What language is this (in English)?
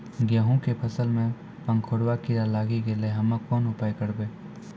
Maithili